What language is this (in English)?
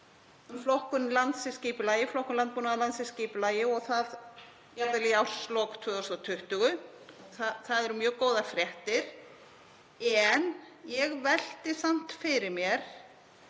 Icelandic